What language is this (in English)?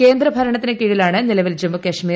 Malayalam